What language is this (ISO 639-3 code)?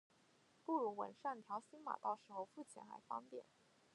zho